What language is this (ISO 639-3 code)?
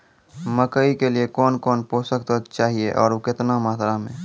mai